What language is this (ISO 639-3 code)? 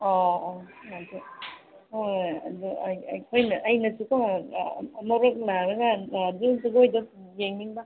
mni